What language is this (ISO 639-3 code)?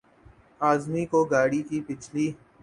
urd